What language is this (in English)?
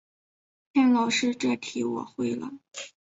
Chinese